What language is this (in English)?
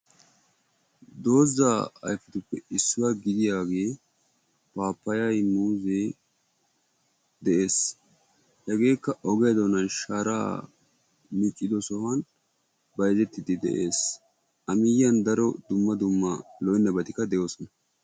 Wolaytta